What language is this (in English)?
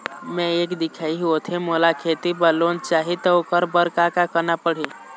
Chhattisgarhi